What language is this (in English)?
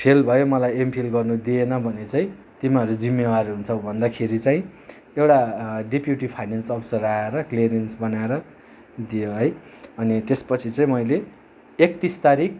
Nepali